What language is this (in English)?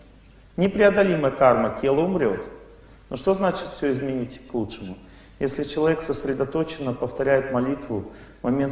Russian